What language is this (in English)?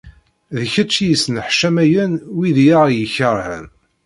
Kabyle